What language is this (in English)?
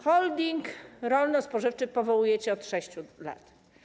Polish